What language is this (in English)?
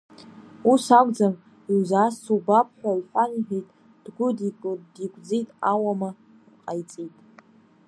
Abkhazian